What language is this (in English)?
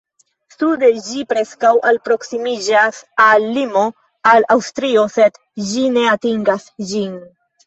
Esperanto